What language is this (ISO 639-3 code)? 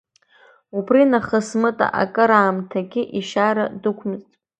abk